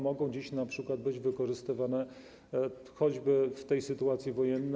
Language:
Polish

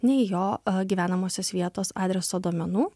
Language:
Lithuanian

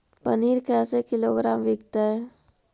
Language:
Magahi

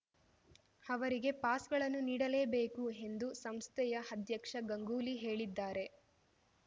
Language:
Kannada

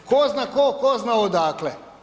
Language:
Croatian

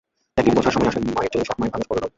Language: Bangla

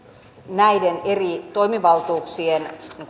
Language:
Finnish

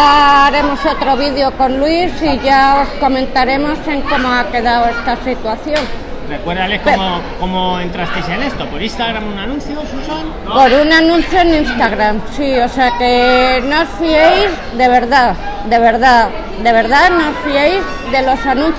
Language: Spanish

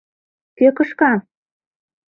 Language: Mari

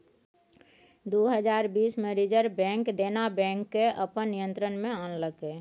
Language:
Maithili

